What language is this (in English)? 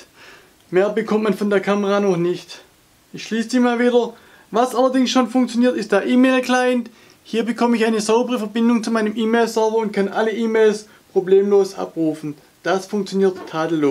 German